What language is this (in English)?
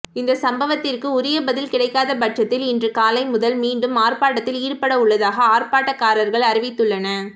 Tamil